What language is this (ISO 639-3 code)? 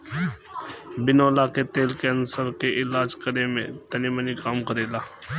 bho